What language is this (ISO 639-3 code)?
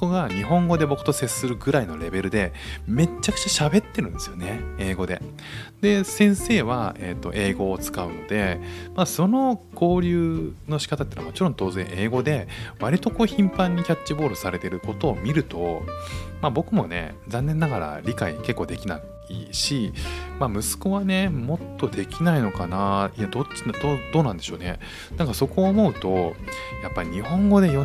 jpn